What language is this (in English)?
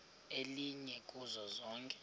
Xhosa